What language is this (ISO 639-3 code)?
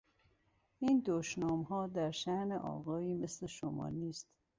fas